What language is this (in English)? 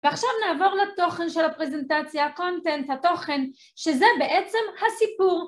Hebrew